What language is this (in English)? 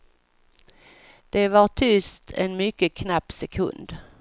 Swedish